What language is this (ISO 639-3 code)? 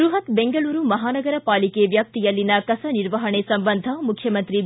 kan